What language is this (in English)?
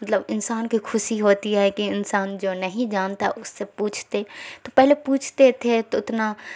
Urdu